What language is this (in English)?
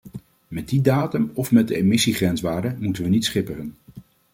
Dutch